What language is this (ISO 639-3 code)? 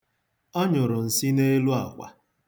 ibo